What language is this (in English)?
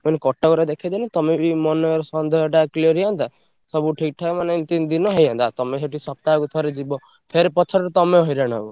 Odia